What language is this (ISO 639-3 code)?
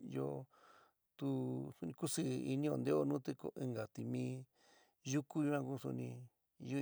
mig